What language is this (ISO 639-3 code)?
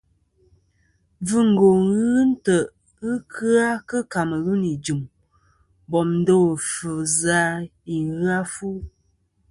bkm